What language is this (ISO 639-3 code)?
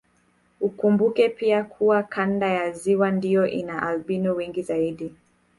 swa